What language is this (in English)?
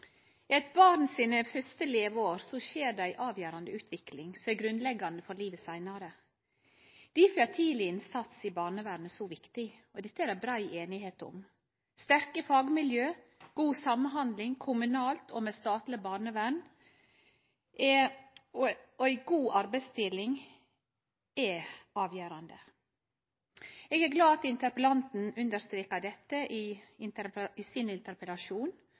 Norwegian